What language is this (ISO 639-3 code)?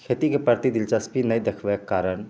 mai